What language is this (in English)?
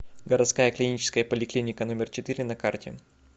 Russian